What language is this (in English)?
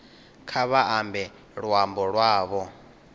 Venda